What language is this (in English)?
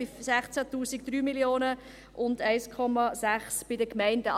Swiss German